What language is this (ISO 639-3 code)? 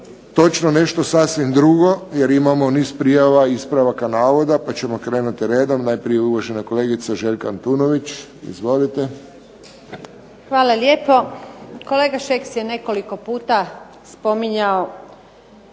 hrv